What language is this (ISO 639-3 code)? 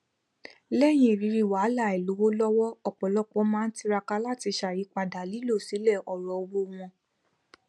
yor